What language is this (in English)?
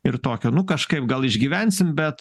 Lithuanian